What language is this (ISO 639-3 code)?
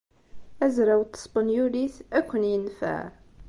kab